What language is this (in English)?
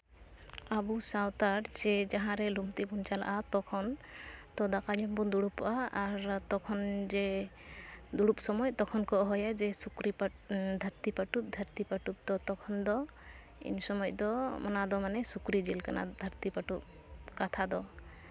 Santali